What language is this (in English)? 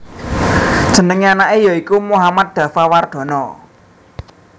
Javanese